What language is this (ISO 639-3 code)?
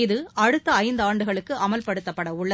tam